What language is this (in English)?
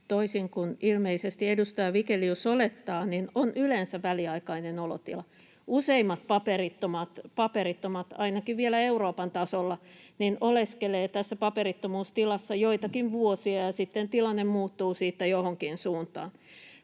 Finnish